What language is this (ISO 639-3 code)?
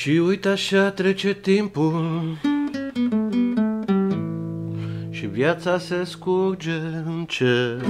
ron